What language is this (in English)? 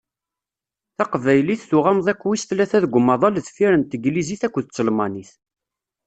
Kabyle